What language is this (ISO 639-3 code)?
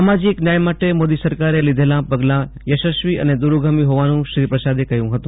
guj